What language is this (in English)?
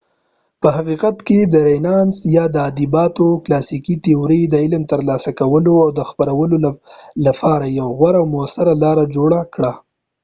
Pashto